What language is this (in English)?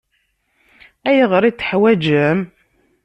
Kabyle